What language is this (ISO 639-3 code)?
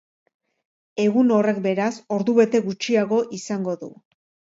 eus